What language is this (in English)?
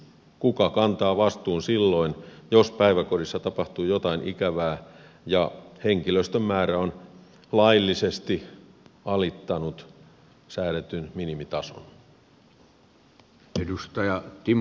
Finnish